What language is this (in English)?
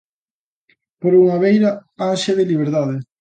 Galician